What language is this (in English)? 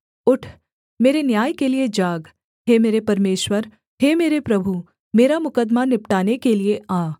Hindi